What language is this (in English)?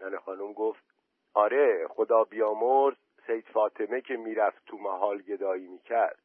Persian